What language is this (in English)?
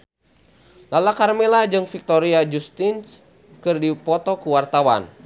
Sundanese